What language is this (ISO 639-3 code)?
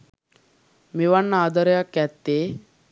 sin